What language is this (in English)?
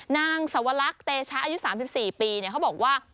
Thai